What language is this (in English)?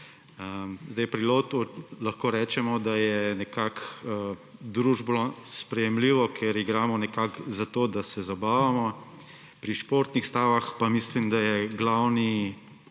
Slovenian